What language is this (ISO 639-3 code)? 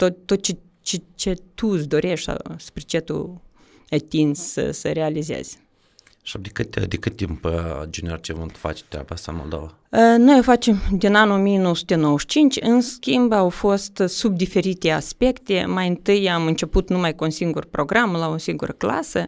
ron